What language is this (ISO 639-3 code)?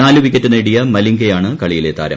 mal